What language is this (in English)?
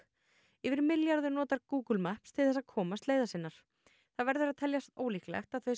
Icelandic